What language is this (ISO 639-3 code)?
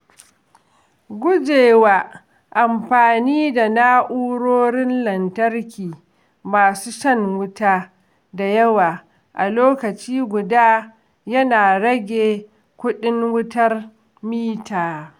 hau